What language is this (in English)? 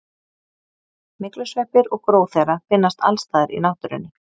Icelandic